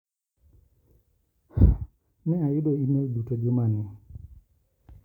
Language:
Luo (Kenya and Tanzania)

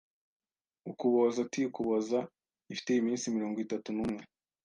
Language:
Kinyarwanda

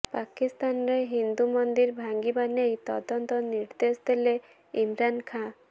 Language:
Odia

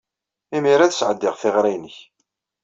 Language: Kabyle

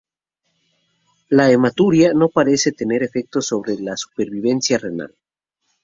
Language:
Spanish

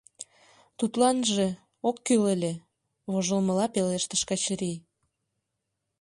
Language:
Mari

